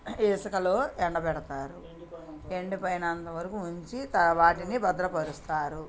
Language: Telugu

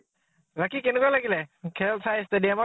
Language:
Assamese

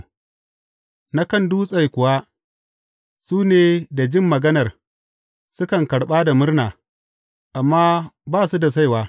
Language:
Hausa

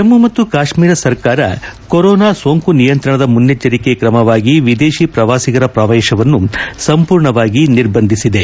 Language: Kannada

